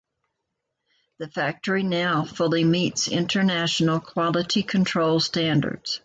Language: English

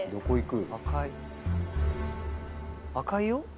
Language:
Japanese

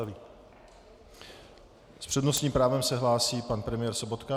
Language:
Czech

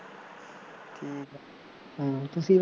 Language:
Punjabi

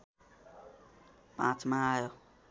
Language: Nepali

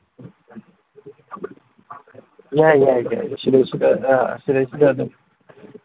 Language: Manipuri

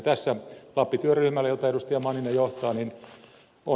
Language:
Finnish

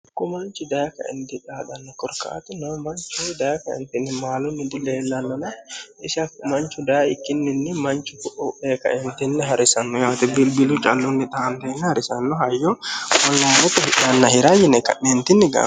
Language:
Sidamo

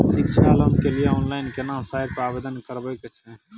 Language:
Maithili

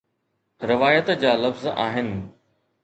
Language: Sindhi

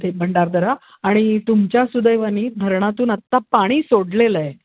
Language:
Marathi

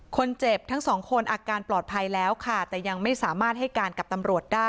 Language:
Thai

